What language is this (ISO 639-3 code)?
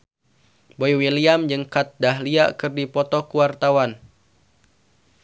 sun